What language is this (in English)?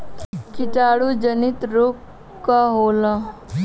Bhojpuri